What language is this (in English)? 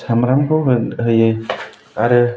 Bodo